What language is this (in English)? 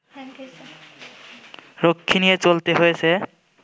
Bangla